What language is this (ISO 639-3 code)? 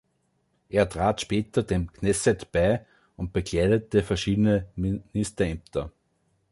deu